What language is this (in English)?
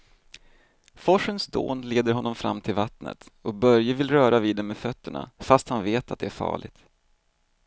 Swedish